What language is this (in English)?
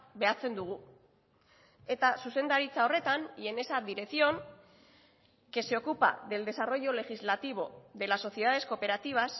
Spanish